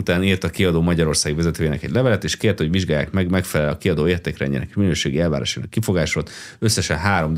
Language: Hungarian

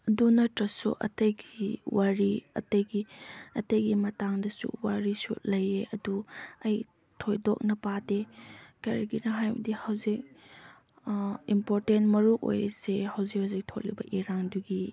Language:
Manipuri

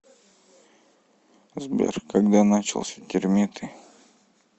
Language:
Russian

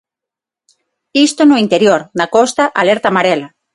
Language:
Galician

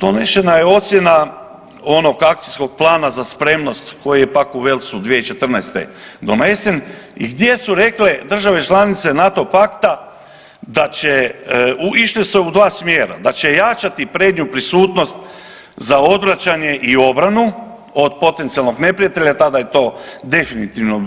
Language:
Croatian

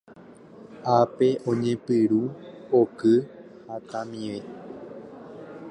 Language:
Guarani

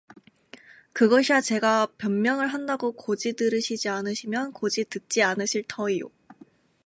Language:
Korean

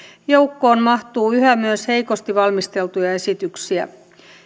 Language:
Finnish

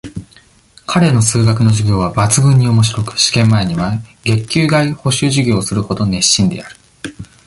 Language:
Japanese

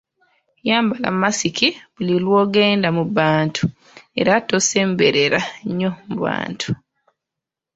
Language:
Ganda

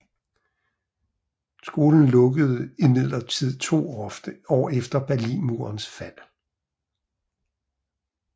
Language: Danish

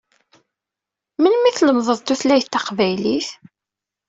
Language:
Kabyle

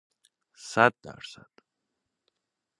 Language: Persian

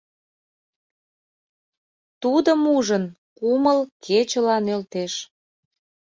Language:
Mari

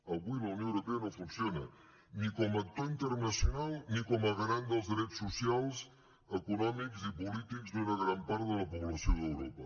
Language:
Catalan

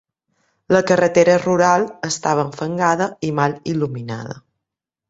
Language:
Catalan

